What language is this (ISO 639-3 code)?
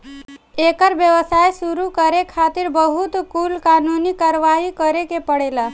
bho